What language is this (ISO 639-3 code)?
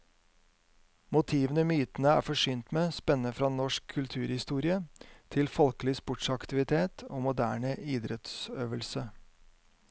nor